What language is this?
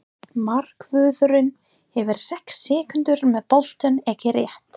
Icelandic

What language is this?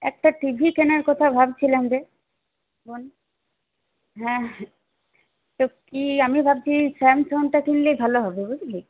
Bangla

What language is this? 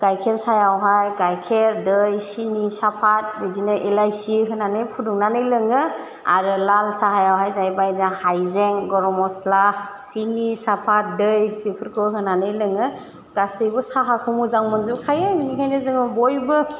Bodo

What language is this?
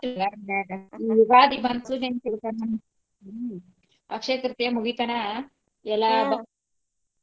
Kannada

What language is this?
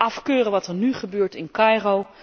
Dutch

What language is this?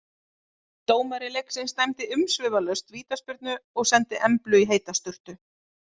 Icelandic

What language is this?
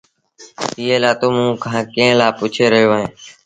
Sindhi Bhil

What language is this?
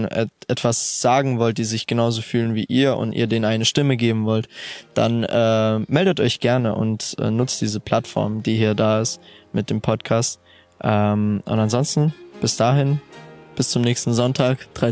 German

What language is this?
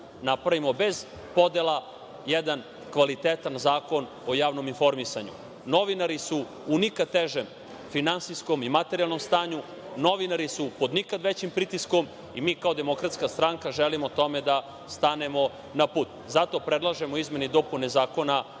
Serbian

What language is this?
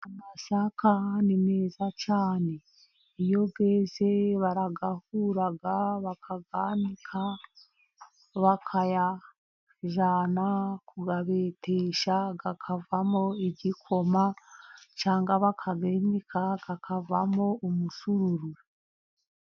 Kinyarwanda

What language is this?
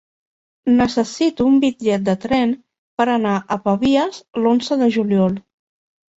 Catalan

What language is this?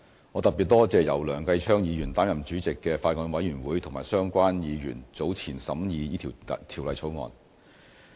Cantonese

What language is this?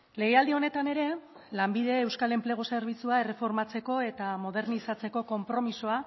Basque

